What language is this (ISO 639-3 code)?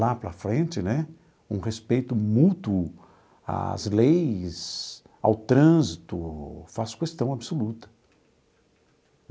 por